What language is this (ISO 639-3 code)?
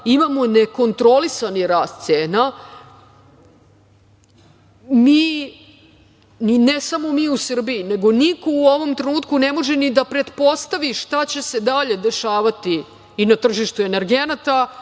srp